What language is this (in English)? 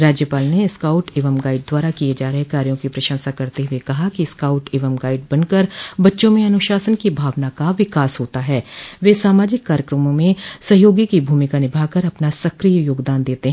Hindi